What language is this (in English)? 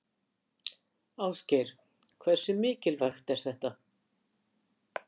Icelandic